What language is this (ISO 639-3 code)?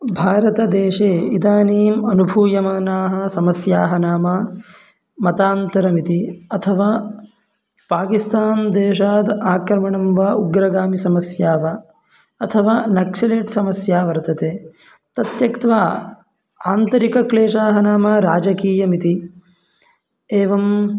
san